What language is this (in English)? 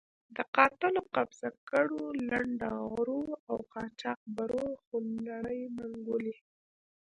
Pashto